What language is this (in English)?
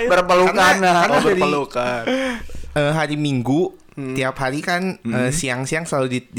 Indonesian